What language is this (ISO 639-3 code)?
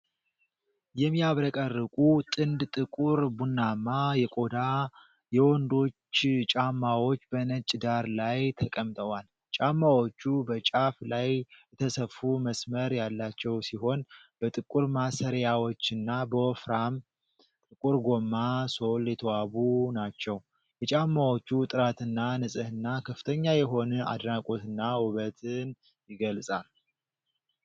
amh